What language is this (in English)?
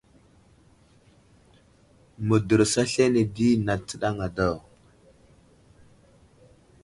Wuzlam